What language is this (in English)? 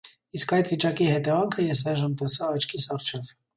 Armenian